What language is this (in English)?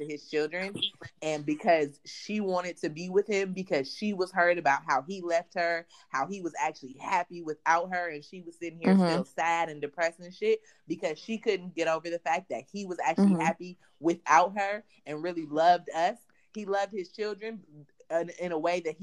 English